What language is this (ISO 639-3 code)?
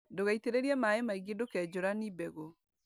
kik